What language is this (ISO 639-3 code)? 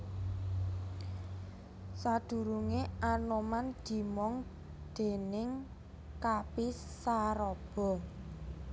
jav